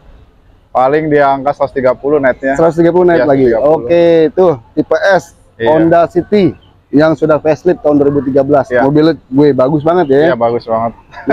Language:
Indonesian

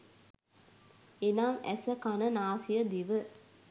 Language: Sinhala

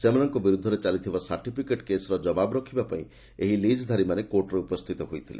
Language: Odia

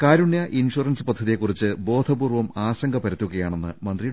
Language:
Malayalam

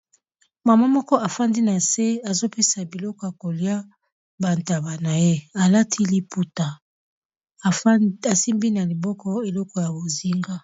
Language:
Lingala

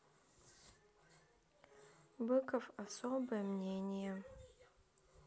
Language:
Russian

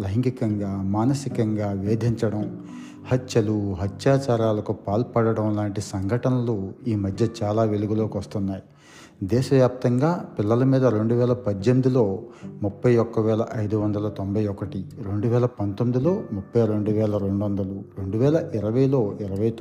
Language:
Telugu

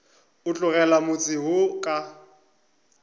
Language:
Northern Sotho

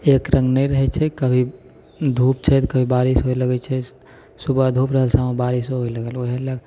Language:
Maithili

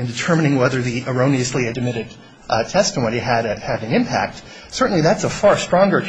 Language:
English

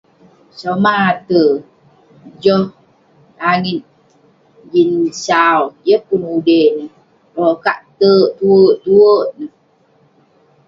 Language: Western Penan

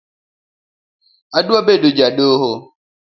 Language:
Luo (Kenya and Tanzania)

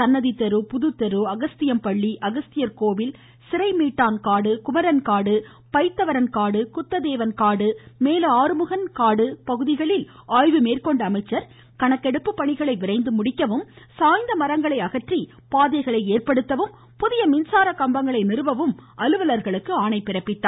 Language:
Tamil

